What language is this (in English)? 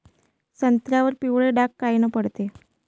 Marathi